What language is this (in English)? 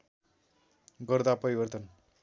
Nepali